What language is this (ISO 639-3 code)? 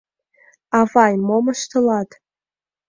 chm